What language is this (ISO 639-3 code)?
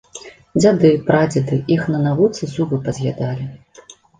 bel